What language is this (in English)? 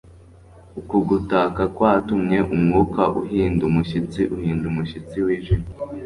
Kinyarwanda